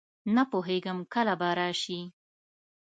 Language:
Pashto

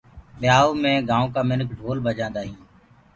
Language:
Gurgula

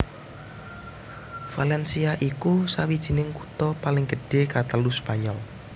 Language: Javanese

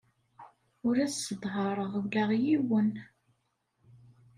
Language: Kabyle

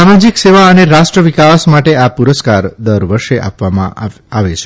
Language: Gujarati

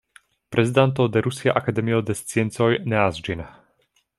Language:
Esperanto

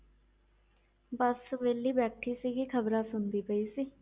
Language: Punjabi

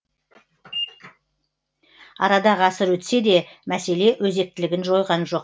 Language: Kazakh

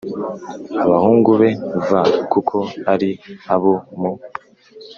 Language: Kinyarwanda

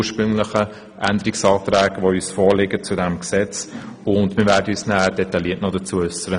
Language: Swiss German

